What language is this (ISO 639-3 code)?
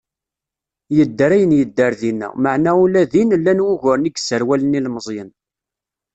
kab